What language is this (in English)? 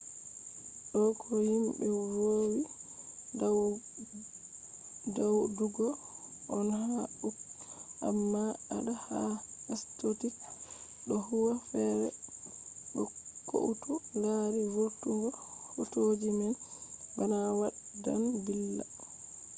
Fula